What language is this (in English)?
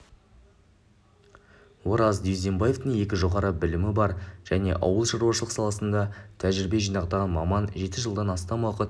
Kazakh